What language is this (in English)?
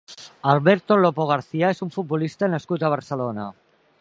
Catalan